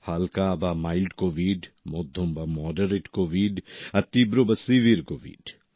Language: Bangla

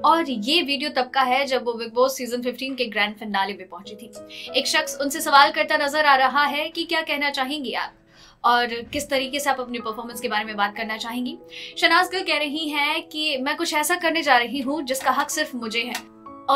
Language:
Hindi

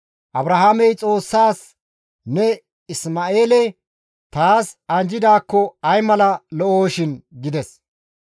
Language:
Gamo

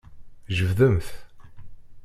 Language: Kabyle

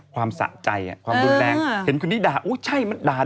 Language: Thai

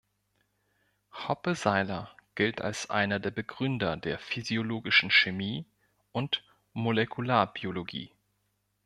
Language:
German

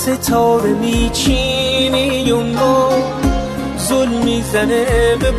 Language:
Persian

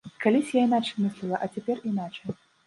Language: Belarusian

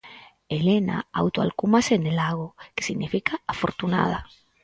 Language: Galician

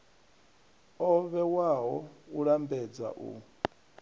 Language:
Venda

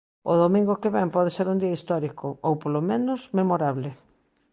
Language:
Galician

